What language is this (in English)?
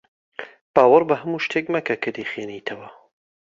Central Kurdish